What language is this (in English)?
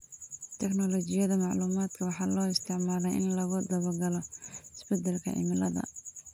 Somali